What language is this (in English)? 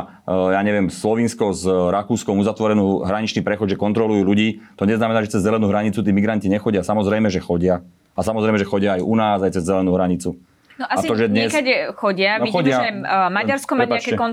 Slovak